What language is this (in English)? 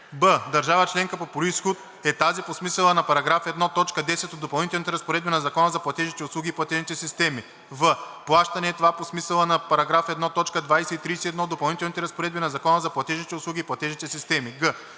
Bulgarian